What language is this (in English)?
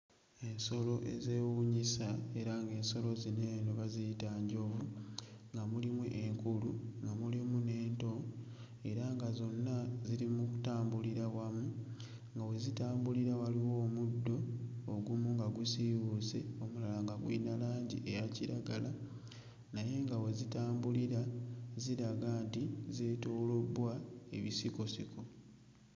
Ganda